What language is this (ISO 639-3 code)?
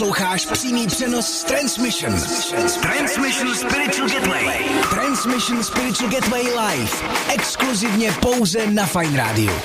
eng